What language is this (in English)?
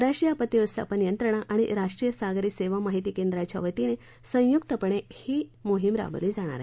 Marathi